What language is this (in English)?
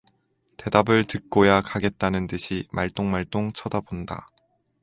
Korean